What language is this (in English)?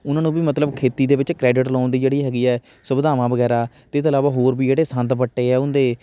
Punjabi